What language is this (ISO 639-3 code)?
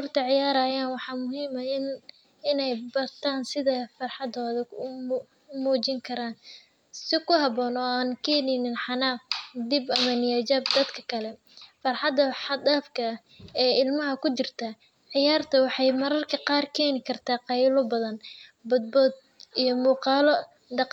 som